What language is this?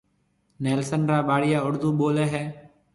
Marwari (Pakistan)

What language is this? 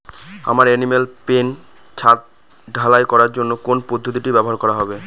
Bangla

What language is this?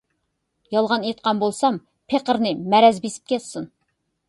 Uyghur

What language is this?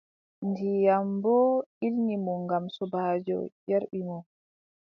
Adamawa Fulfulde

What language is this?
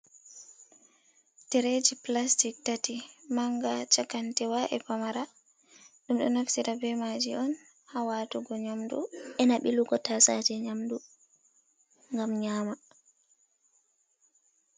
Fula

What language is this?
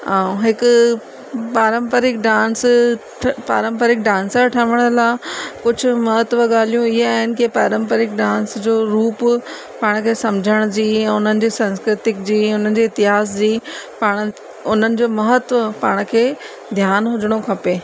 Sindhi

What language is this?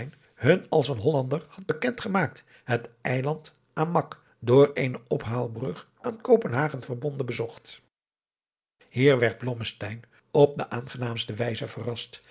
Dutch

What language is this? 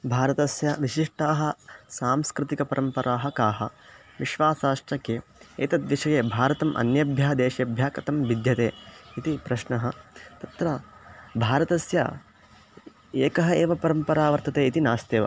Sanskrit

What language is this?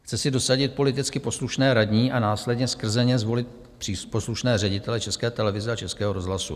Czech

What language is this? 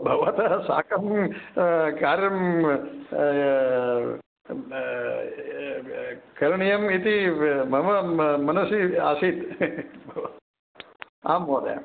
Sanskrit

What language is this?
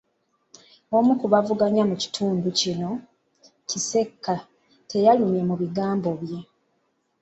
Ganda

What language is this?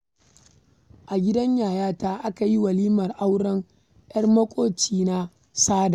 Hausa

